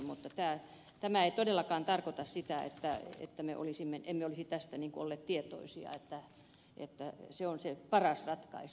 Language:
Finnish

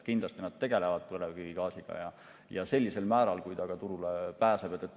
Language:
Estonian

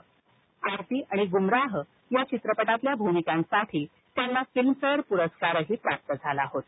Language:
Marathi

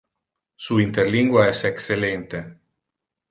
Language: Interlingua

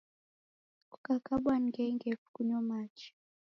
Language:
Taita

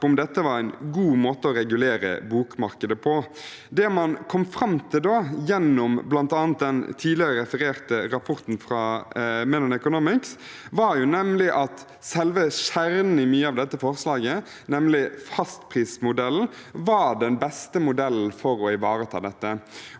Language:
Norwegian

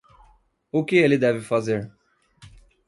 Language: Portuguese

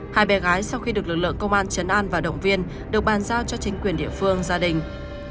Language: Vietnamese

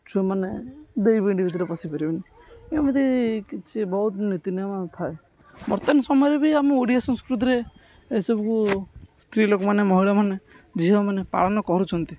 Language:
Odia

